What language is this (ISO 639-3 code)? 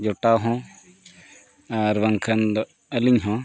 sat